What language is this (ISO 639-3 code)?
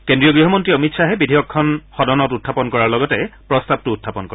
asm